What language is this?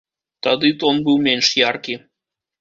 Belarusian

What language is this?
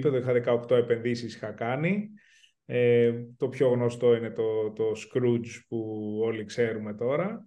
Greek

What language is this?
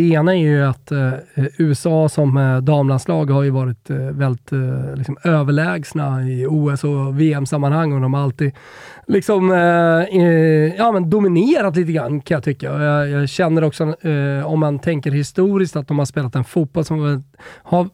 Swedish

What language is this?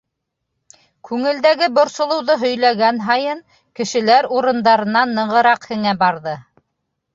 Bashkir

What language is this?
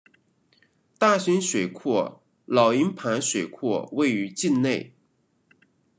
Chinese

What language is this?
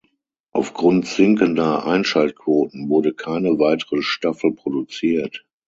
German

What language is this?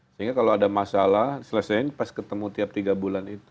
Indonesian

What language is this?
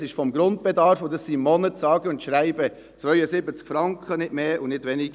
Swiss German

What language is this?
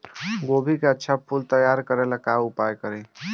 Bhojpuri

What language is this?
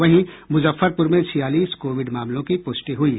Hindi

